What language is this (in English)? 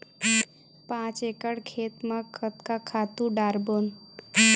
Chhattisgarhi